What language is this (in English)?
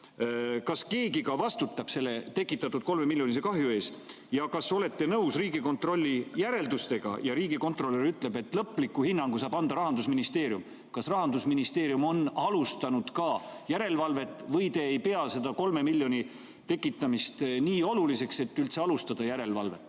Estonian